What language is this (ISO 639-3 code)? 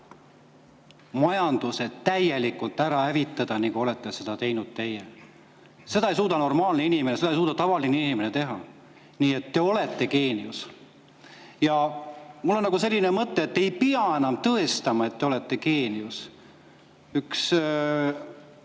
est